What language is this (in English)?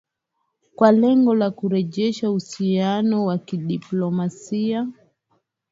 Swahili